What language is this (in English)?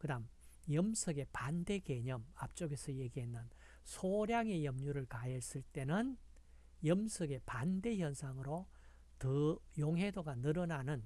Korean